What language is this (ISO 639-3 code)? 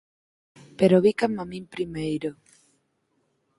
glg